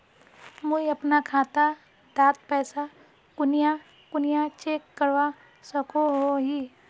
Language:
Magahi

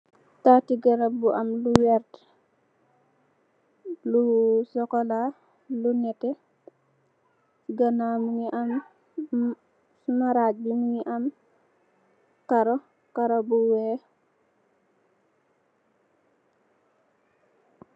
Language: Wolof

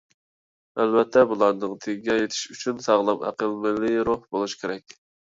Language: Uyghur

